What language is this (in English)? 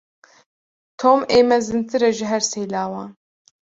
Kurdish